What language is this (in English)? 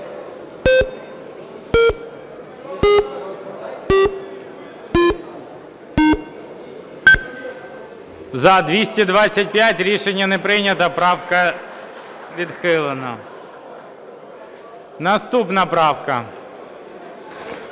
Ukrainian